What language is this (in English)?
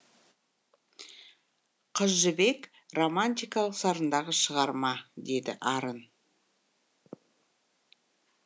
Kazakh